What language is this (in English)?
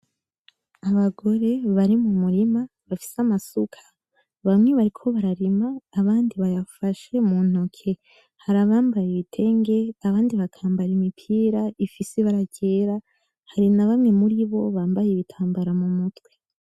Rundi